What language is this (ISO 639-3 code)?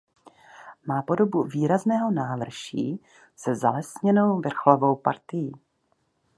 ces